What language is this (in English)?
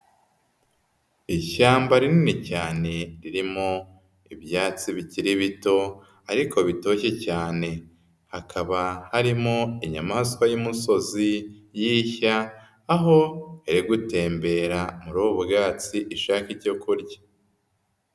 Kinyarwanda